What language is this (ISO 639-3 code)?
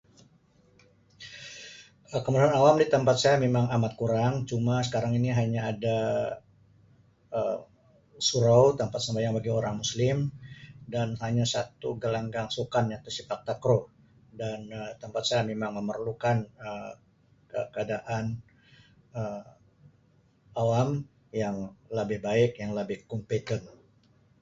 msi